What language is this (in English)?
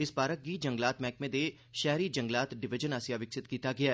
Dogri